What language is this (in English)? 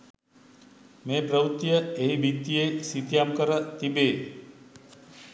Sinhala